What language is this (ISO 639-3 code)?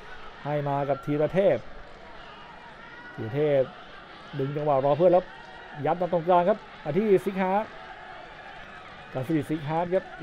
tha